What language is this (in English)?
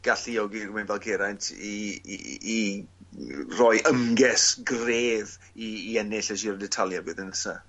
Welsh